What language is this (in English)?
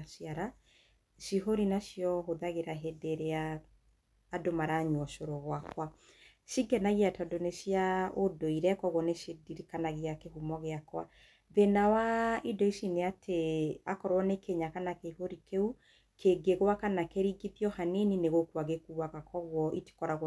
Kikuyu